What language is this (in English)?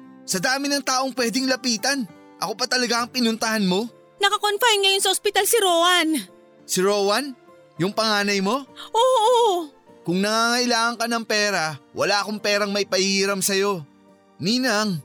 Filipino